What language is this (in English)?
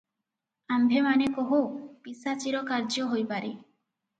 Odia